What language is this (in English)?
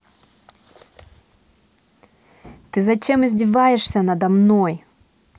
Russian